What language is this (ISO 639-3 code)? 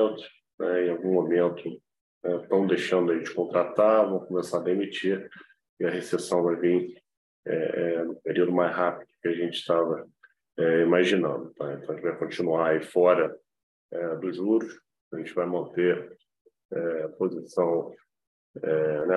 por